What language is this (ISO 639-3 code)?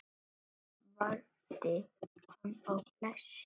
isl